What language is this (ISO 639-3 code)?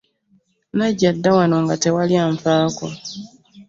lug